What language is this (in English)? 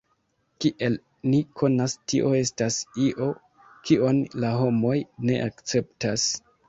Esperanto